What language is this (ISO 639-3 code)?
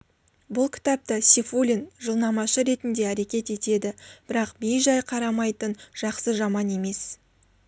kaz